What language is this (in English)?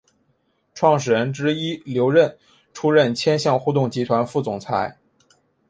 Chinese